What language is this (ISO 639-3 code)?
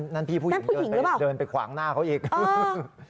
tha